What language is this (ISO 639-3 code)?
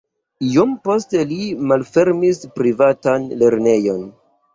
epo